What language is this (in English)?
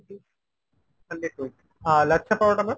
Bangla